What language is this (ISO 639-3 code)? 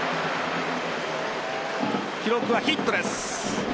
jpn